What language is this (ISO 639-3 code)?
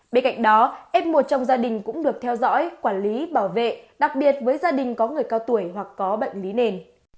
vie